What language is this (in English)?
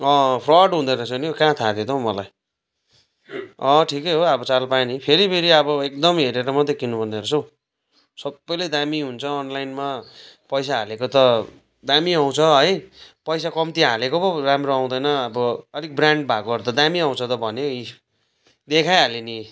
Nepali